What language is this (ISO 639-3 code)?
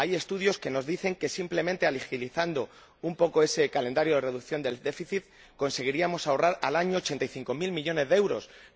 spa